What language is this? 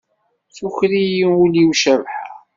Kabyle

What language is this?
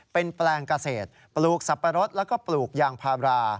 Thai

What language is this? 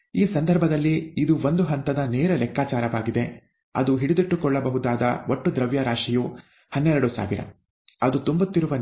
Kannada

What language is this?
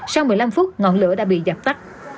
Vietnamese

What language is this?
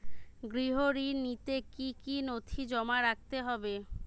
Bangla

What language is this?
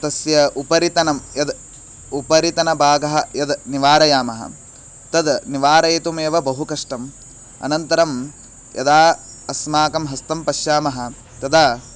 Sanskrit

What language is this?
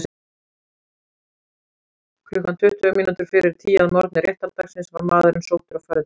Icelandic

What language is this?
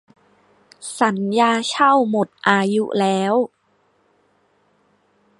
Thai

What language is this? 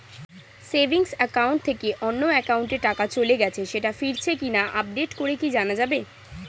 Bangla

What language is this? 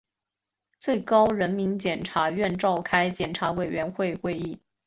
Chinese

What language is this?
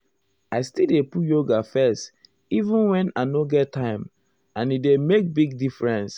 Nigerian Pidgin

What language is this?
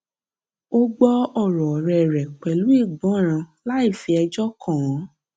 Yoruba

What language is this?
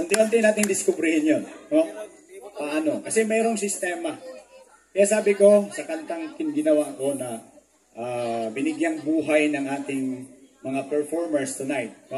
Filipino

